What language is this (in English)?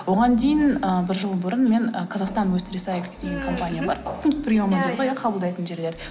Kazakh